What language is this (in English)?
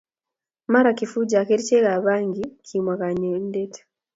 Kalenjin